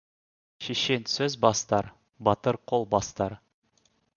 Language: Kazakh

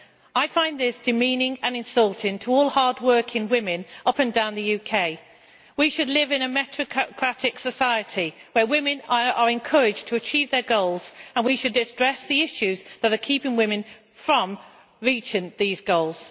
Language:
English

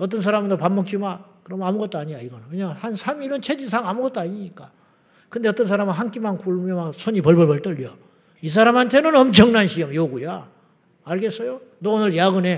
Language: Korean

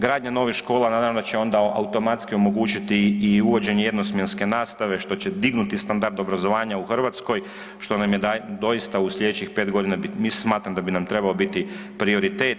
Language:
Croatian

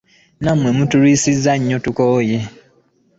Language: Ganda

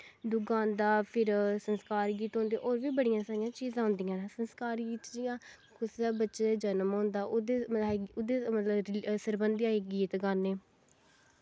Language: Dogri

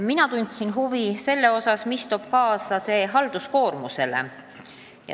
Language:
Estonian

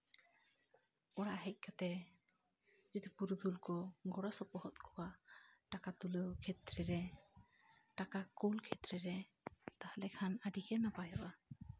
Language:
Santali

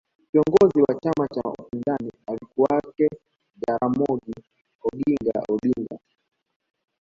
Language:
Swahili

